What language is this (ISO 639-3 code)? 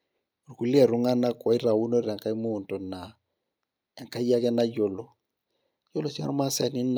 mas